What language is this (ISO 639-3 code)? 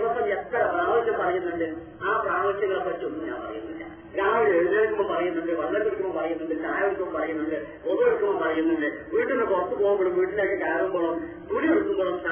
mal